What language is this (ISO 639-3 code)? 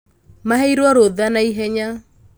kik